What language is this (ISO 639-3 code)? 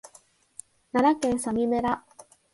jpn